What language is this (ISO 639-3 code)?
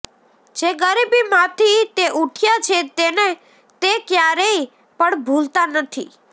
guj